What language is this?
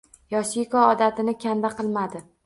Uzbek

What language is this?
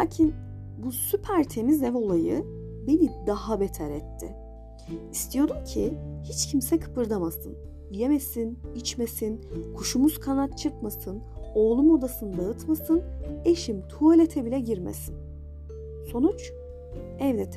Turkish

